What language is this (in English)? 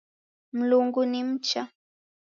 Taita